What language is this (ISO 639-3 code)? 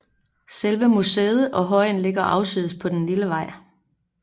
dan